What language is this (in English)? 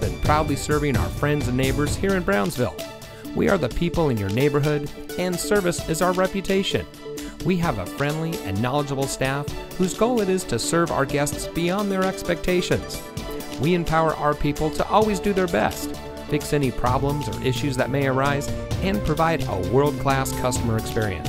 English